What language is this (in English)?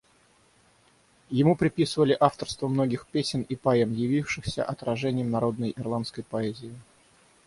Russian